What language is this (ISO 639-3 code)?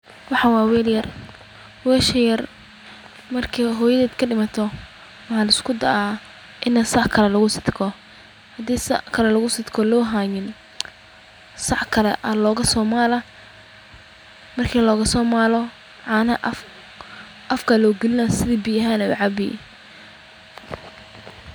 som